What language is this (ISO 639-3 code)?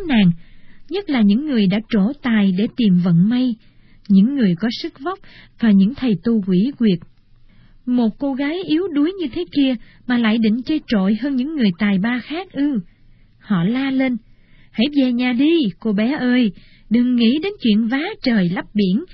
vie